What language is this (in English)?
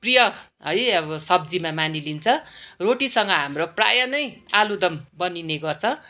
Nepali